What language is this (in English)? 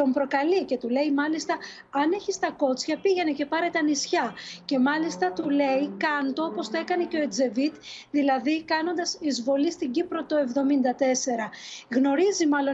Greek